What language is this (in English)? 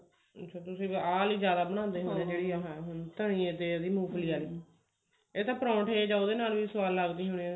Punjabi